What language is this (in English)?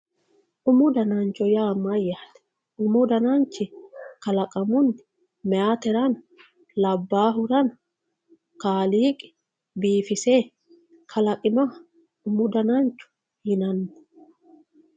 Sidamo